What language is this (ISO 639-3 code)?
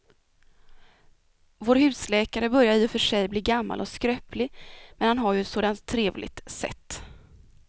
swe